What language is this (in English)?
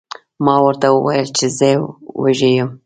Pashto